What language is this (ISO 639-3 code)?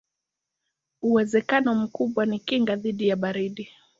swa